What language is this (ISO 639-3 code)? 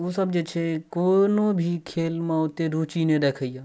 mai